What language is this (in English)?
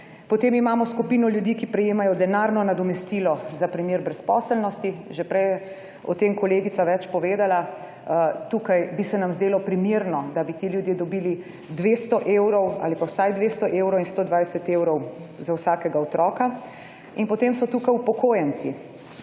Slovenian